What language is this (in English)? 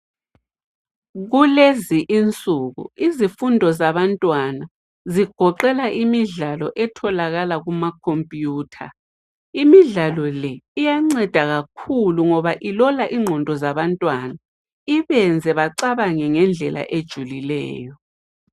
North Ndebele